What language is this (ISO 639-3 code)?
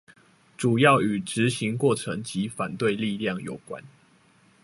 zho